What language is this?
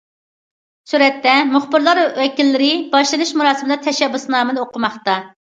Uyghur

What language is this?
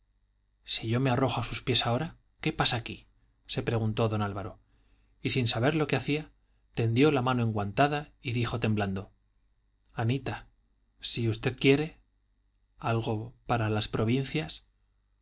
Spanish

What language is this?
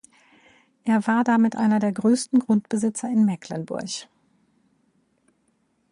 German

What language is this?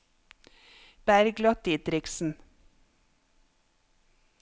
Norwegian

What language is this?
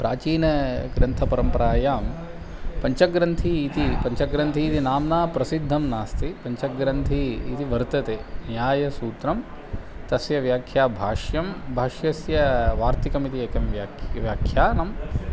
Sanskrit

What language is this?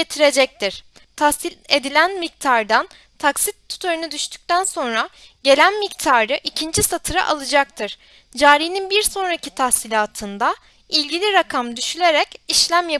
Turkish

